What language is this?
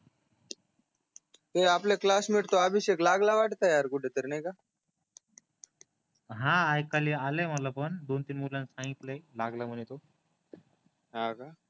Marathi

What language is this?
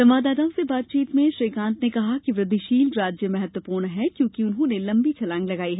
Hindi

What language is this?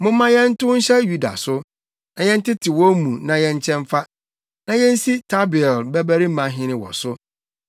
Akan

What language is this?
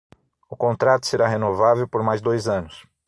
Portuguese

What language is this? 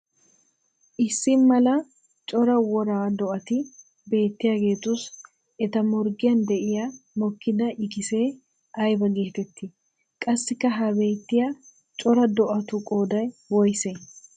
Wolaytta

